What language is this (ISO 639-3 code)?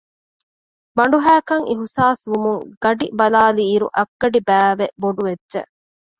div